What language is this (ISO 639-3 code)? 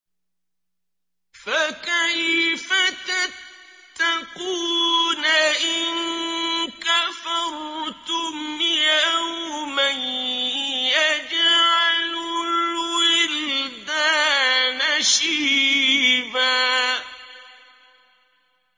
ara